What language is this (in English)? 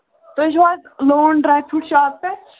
Kashmiri